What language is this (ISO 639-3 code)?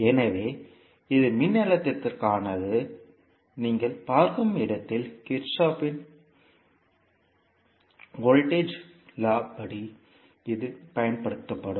tam